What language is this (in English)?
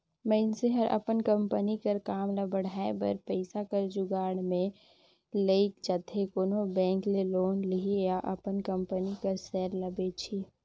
Chhattisgarhi